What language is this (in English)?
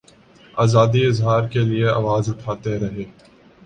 Urdu